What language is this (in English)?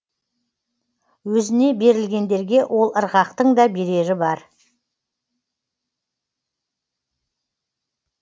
Kazakh